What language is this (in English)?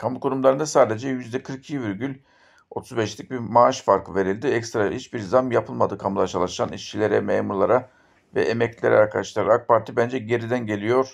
Turkish